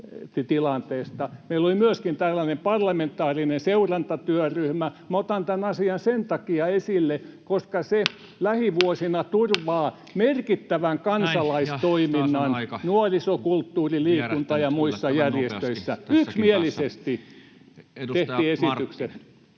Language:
Finnish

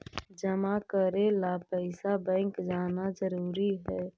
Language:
Magahi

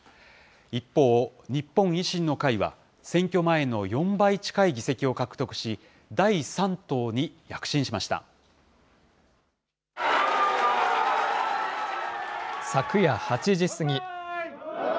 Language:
Japanese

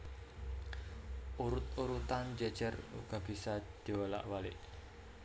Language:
Javanese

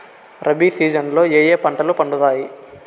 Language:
Telugu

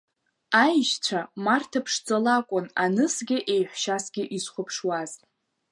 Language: Abkhazian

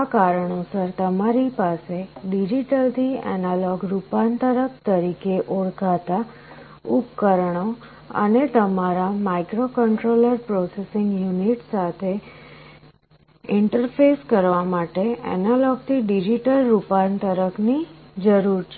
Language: Gujarati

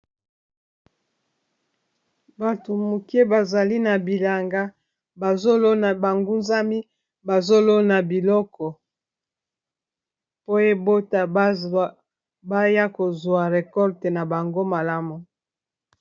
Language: Lingala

